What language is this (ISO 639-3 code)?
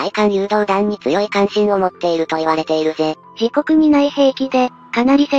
jpn